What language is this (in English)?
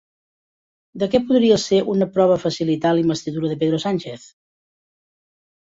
Catalan